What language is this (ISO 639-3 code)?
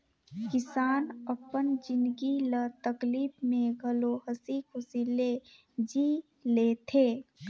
hne